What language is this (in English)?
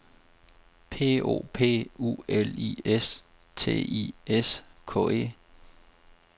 Danish